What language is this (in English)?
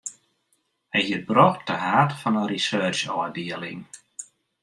Western Frisian